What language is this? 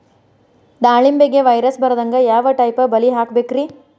Kannada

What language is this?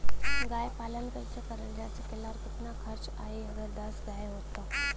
Bhojpuri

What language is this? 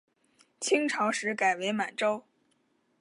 Chinese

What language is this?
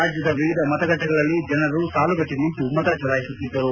Kannada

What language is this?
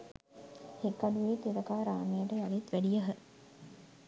Sinhala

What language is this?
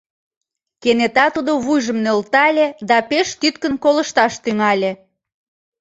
Mari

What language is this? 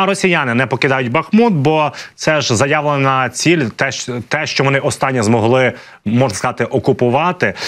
Ukrainian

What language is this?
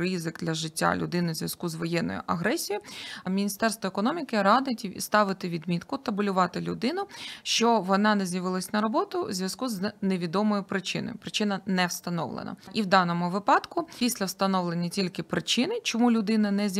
Ukrainian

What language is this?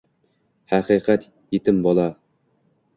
Uzbek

